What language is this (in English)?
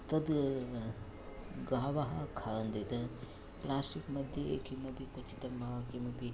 Sanskrit